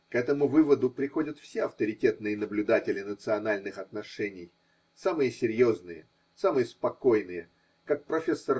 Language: Russian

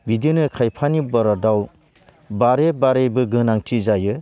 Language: Bodo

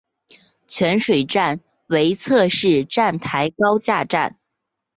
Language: Chinese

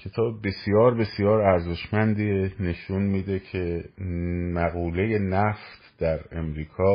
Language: Persian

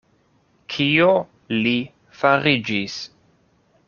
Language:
Esperanto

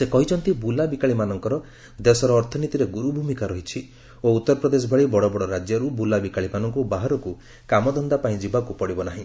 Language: Odia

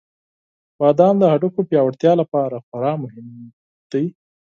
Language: Pashto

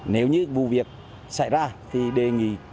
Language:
Vietnamese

